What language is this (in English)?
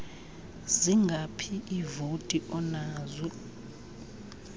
Xhosa